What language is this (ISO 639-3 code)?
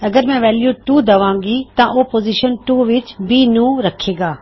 pan